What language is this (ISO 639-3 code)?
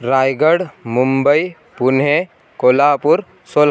san